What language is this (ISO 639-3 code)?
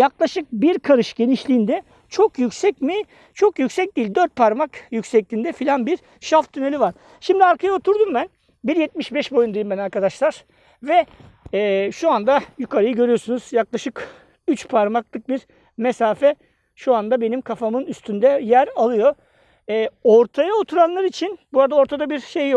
tur